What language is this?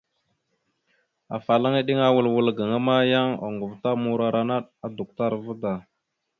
Mada (Cameroon)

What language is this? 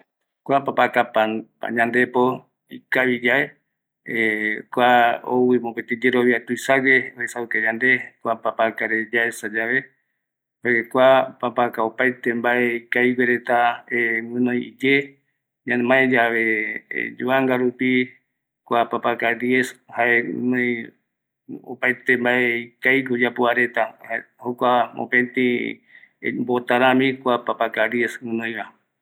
Eastern Bolivian Guaraní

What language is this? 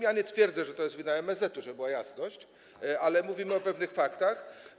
Polish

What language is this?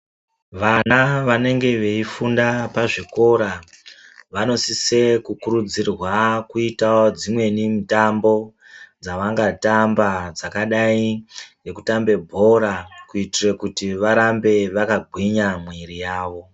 Ndau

